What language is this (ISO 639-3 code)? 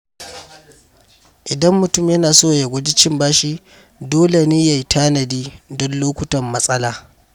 hau